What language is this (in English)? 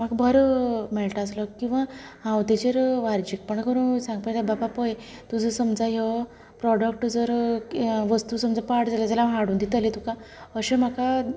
Konkani